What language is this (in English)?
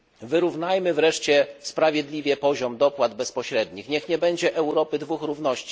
Polish